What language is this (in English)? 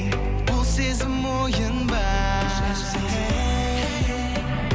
Kazakh